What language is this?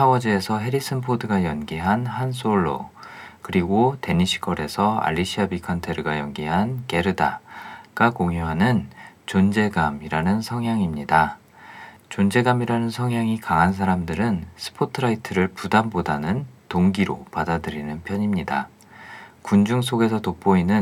Korean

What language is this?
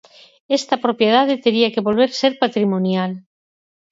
Galician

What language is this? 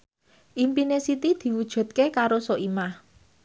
Javanese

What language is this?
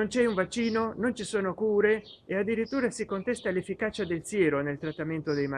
Italian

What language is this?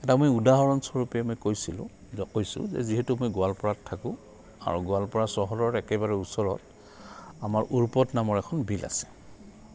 Assamese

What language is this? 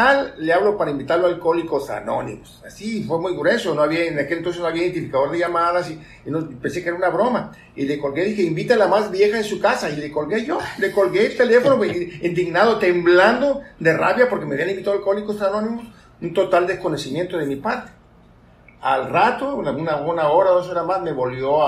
Spanish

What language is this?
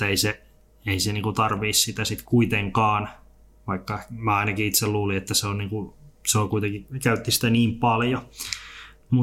Finnish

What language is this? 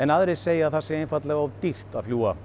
Icelandic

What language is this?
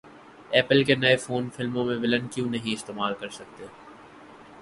Urdu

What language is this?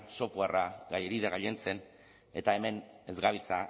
Basque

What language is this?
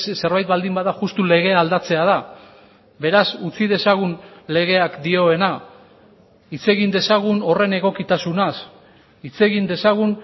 Basque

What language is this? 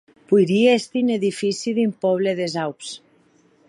Occitan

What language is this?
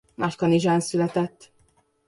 Hungarian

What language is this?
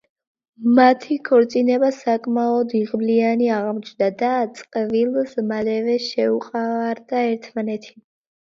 Georgian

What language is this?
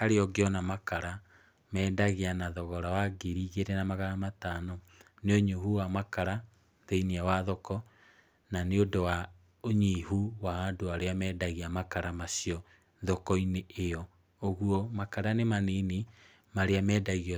Kikuyu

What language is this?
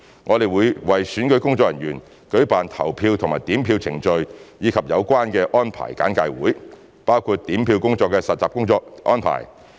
Cantonese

